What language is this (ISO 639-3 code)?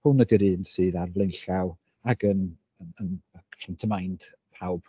cym